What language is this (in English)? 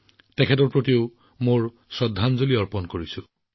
Assamese